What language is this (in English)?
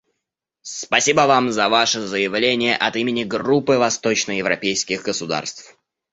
Russian